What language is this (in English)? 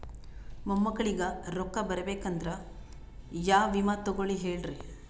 Kannada